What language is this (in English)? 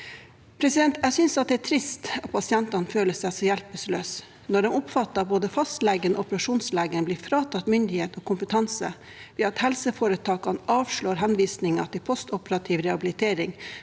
Norwegian